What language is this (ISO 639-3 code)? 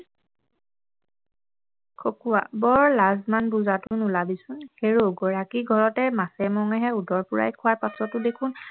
asm